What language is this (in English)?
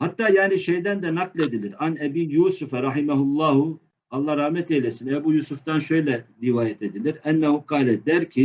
Turkish